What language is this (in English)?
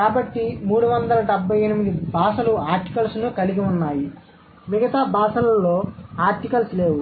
Telugu